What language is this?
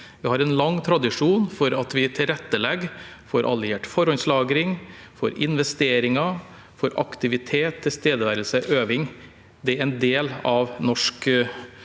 Norwegian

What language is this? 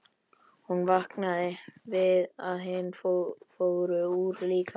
Icelandic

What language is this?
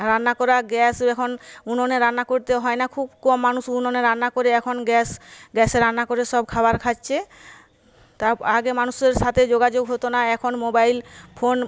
Bangla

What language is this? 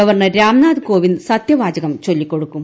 Malayalam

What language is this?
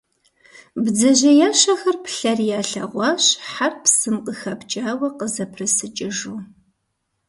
Kabardian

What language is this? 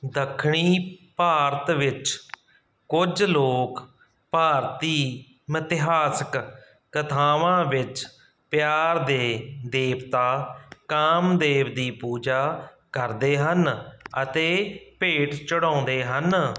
Punjabi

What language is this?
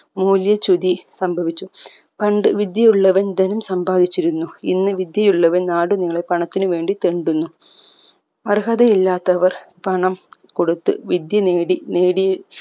Malayalam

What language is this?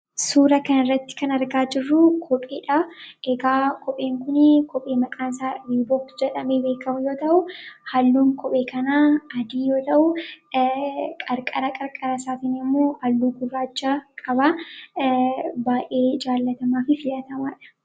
Oromo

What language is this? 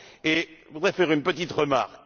French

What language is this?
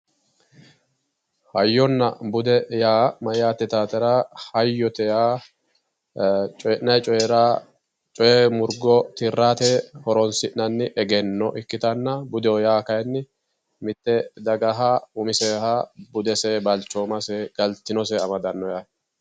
Sidamo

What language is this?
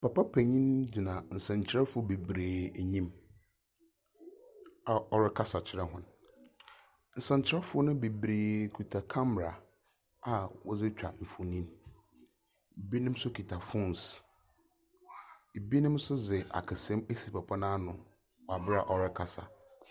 Akan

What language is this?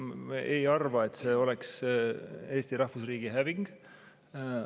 Estonian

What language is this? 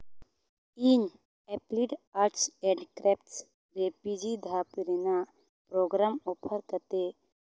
Santali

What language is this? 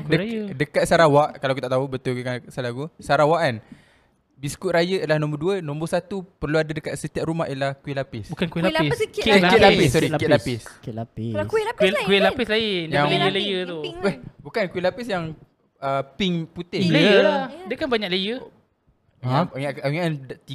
Malay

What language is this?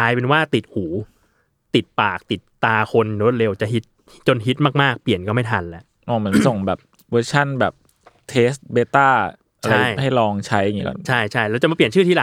Thai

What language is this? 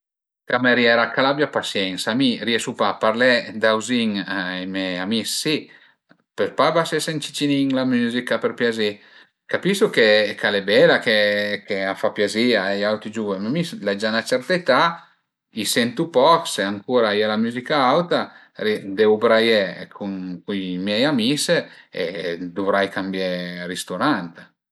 Piedmontese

